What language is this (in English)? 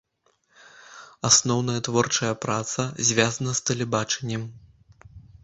Belarusian